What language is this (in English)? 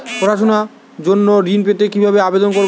Bangla